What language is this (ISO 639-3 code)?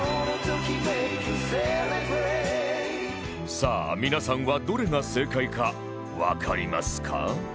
jpn